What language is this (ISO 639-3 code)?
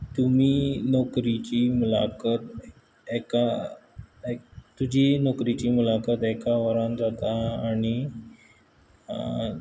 kok